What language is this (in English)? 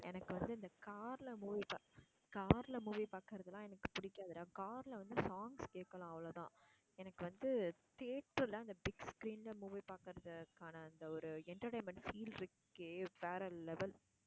Tamil